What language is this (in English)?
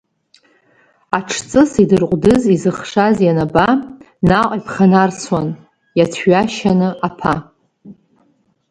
Abkhazian